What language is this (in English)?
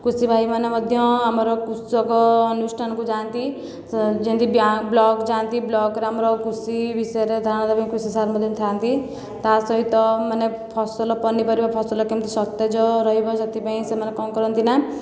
Odia